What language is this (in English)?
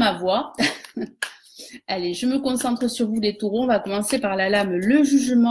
French